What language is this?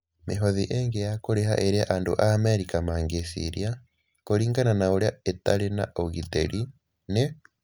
Kikuyu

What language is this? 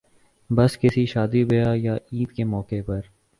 Urdu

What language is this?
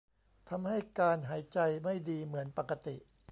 Thai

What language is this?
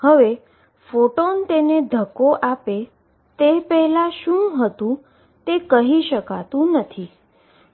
Gujarati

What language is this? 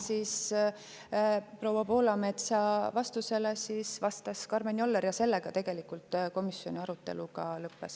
Estonian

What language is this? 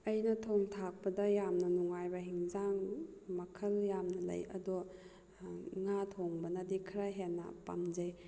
Manipuri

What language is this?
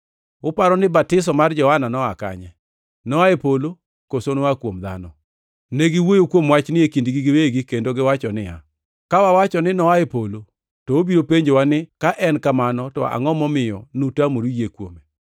Luo (Kenya and Tanzania)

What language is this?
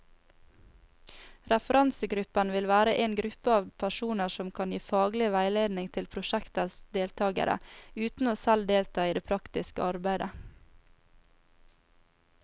Norwegian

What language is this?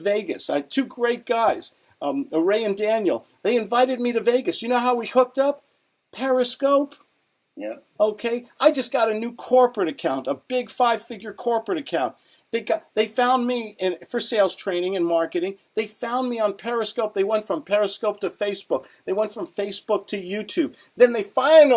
English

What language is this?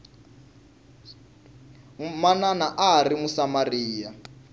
Tsonga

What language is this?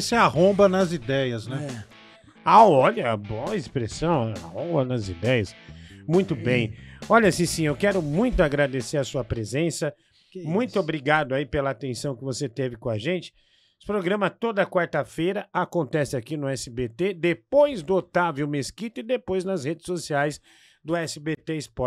Portuguese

